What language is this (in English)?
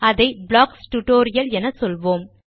Tamil